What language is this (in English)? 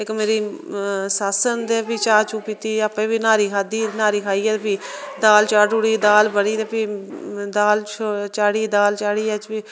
Dogri